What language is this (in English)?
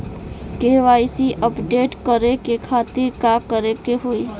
Bhojpuri